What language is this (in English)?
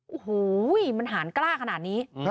Thai